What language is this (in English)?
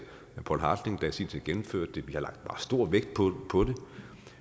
Danish